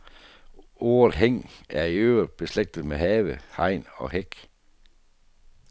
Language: Danish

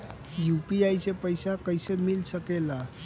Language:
Bhojpuri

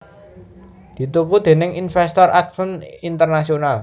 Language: Javanese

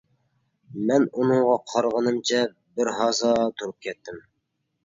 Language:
Uyghur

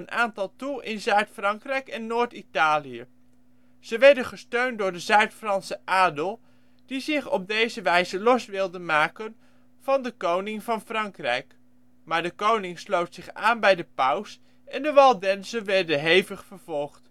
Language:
Dutch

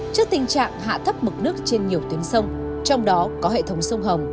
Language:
Vietnamese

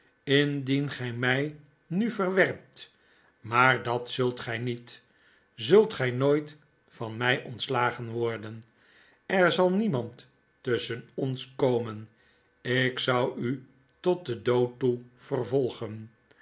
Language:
Dutch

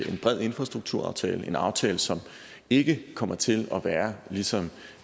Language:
Danish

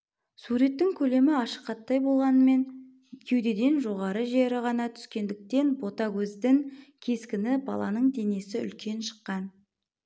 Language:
Kazakh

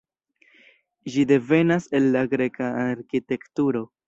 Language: Esperanto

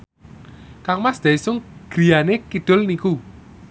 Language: Javanese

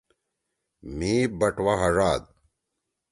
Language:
Torwali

